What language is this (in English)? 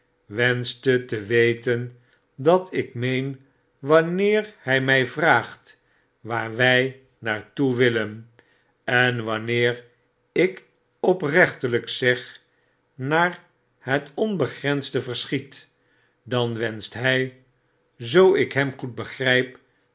Dutch